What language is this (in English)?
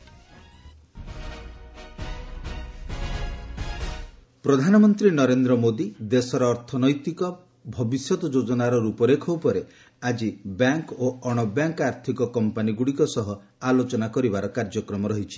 Odia